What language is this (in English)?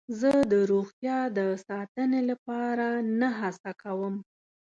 Pashto